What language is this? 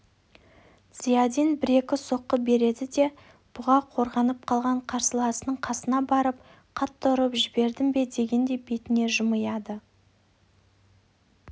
Kazakh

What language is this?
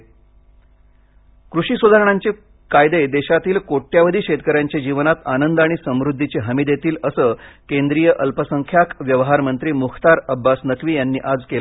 Marathi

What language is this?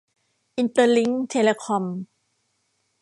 Thai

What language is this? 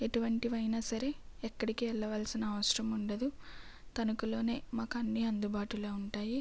Telugu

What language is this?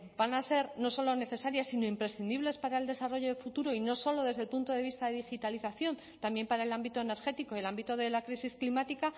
Spanish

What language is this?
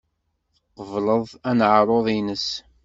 Kabyle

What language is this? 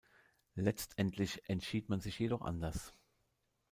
German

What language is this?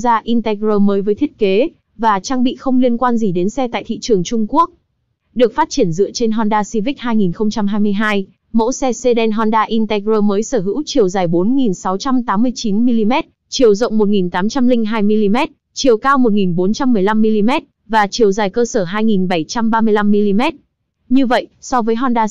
Vietnamese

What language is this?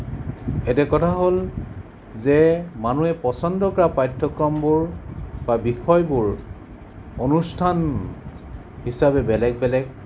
Assamese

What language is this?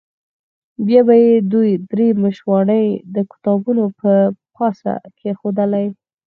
Pashto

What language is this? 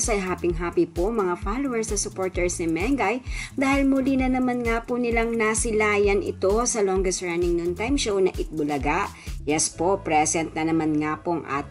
Filipino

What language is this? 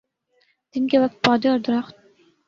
Urdu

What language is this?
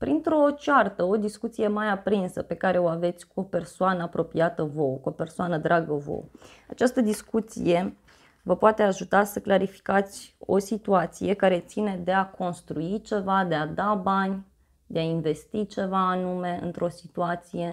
Romanian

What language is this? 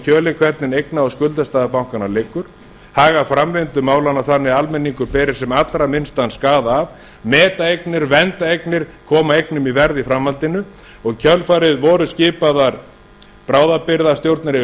Icelandic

